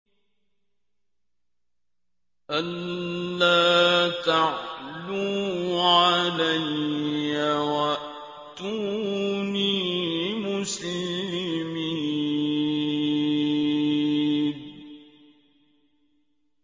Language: Arabic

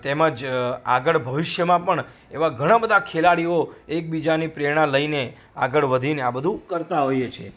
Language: Gujarati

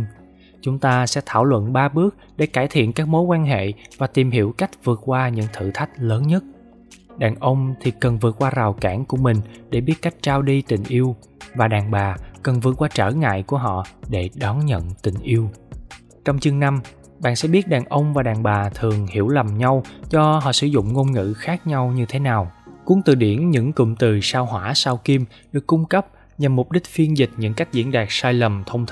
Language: Vietnamese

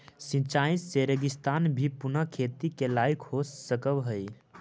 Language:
Magahi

